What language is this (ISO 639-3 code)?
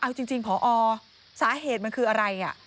tha